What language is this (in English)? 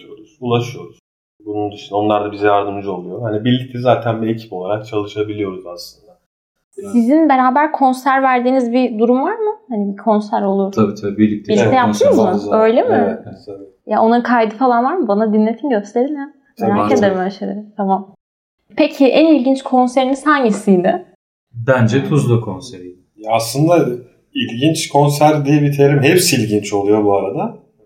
Turkish